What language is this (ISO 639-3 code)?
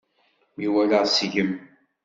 kab